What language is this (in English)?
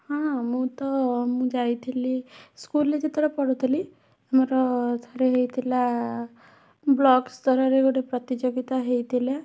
Odia